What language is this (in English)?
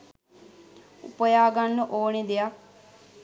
Sinhala